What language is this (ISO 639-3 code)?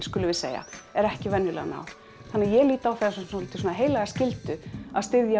isl